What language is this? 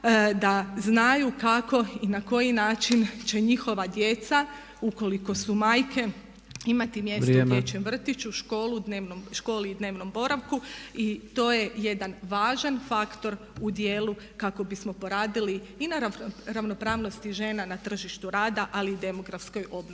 Croatian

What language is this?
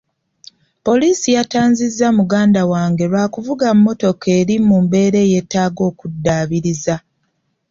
Ganda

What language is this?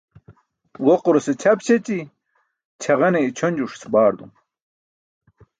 Burushaski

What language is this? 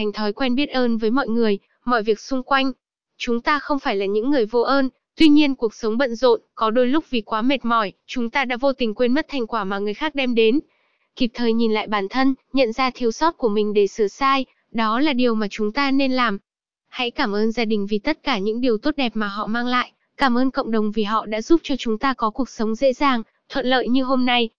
Vietnamese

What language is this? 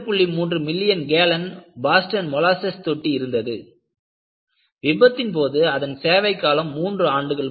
Tamil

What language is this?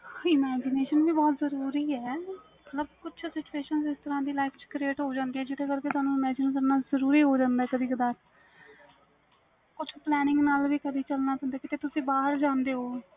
Punjabi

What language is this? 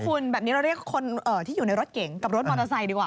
Thai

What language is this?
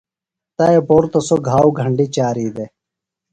Phalura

